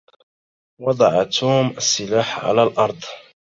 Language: Arabic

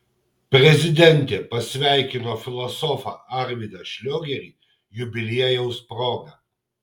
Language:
Lithuanian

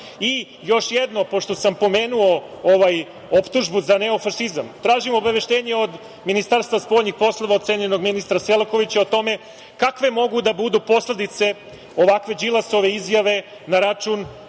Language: Serbian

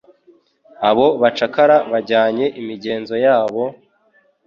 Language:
Kinyarwanda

